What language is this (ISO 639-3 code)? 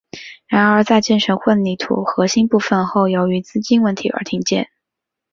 zho